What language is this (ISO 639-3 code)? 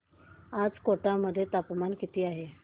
mar